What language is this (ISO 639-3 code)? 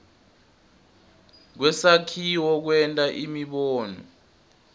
ssw